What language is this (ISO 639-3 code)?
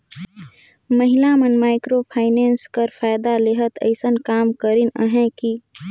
hne